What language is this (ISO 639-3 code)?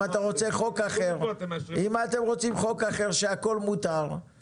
heb